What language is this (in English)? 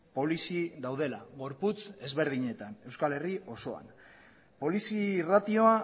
Basque